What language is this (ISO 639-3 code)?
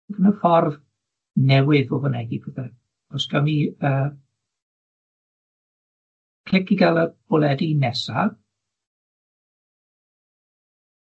cym